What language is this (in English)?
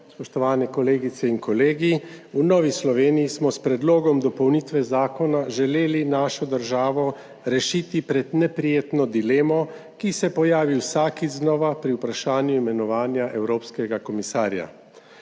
Slovenian